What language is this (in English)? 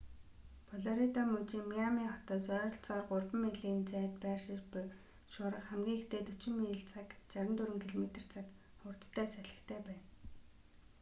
Mongolian